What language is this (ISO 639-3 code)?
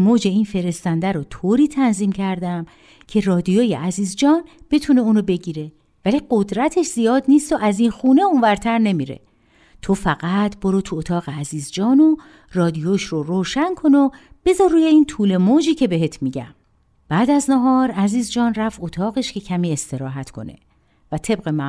fas